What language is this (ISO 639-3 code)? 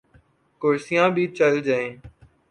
urd